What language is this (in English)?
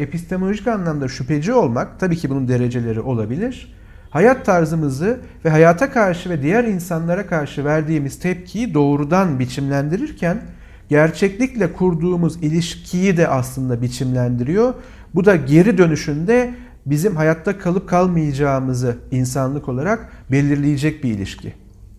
Turkish